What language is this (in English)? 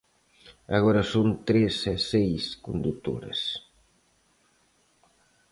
Galician